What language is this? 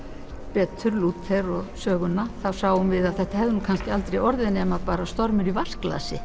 Icelandic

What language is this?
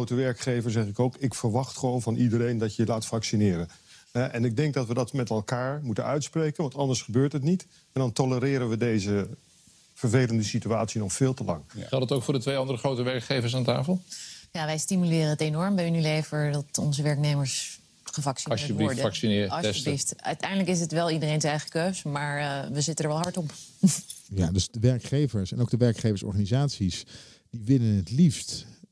Dutch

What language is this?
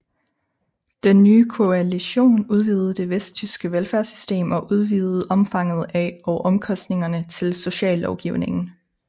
Danish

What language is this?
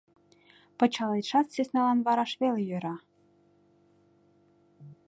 Mari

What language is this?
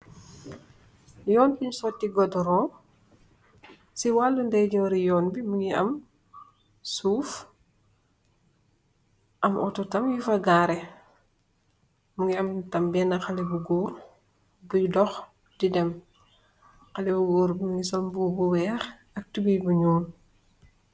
Wolof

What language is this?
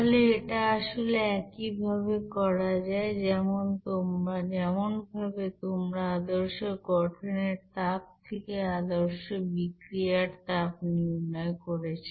Bangla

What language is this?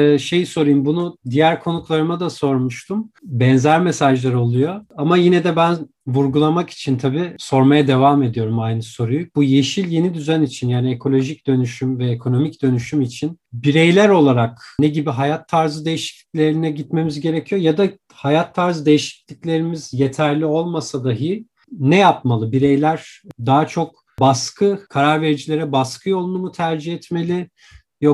Turkish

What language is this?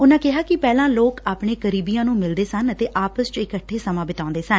Punjabi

